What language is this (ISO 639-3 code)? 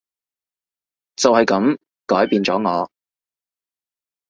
yue